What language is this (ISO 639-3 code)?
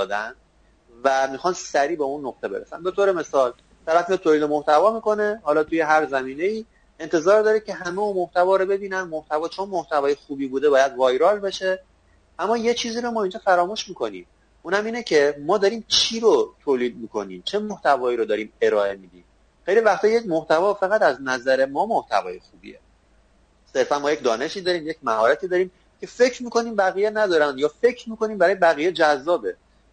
fas